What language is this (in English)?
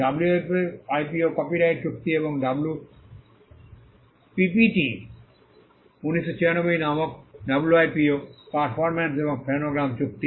Bangla